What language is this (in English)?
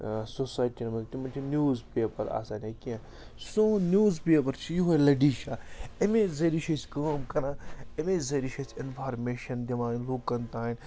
Kashmiri